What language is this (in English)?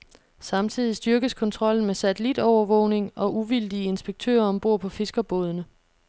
Danish